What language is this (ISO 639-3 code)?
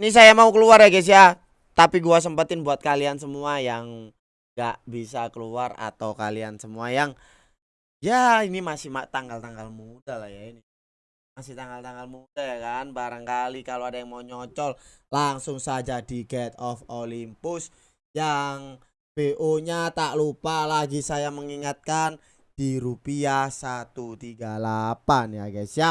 ind